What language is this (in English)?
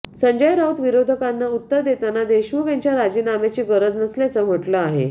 Marathi